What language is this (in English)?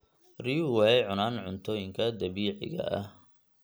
Somali